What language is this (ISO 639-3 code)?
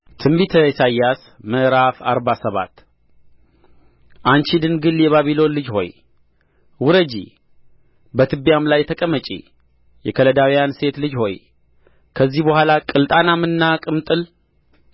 amh